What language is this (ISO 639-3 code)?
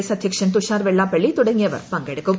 mal